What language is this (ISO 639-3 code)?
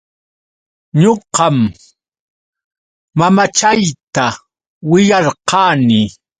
qux